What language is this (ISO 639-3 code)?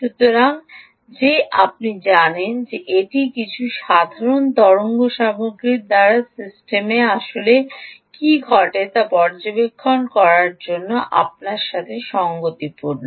ben